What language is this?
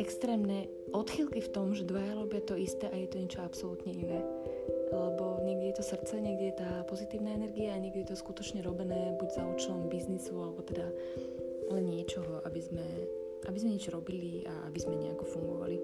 Slovak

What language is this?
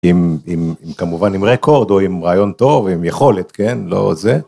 Hebrew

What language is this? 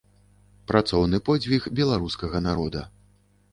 Belarusian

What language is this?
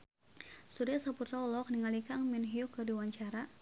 Sundanese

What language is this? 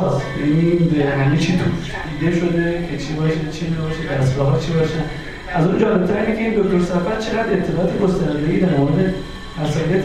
Persian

